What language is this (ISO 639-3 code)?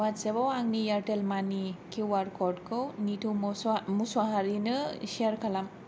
brx